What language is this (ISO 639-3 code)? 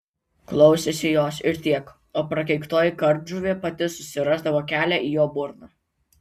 lit